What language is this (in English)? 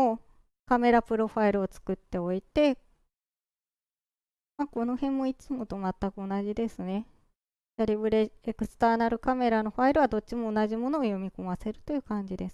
Japanese